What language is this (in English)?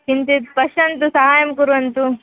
Sanskrit